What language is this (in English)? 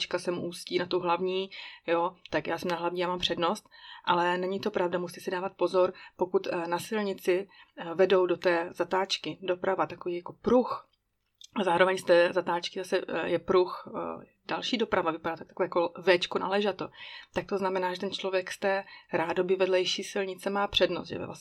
Czech